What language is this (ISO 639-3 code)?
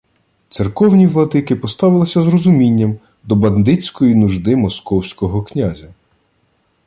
ukr